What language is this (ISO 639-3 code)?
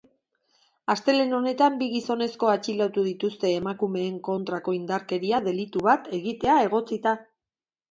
eus